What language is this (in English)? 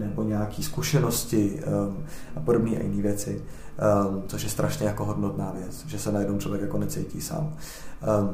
Czech